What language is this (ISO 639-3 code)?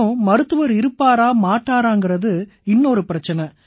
tam